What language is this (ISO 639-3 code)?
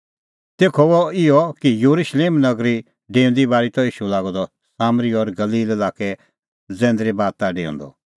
kfx